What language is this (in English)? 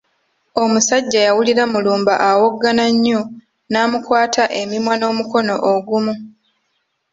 Ganda